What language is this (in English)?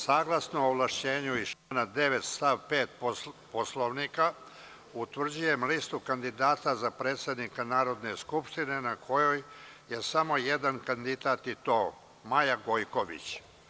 Serbian